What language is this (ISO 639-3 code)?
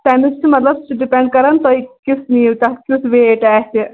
kas